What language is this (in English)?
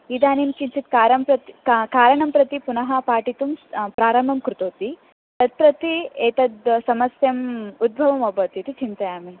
Sanskrit